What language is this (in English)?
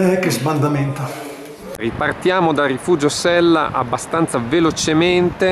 Italian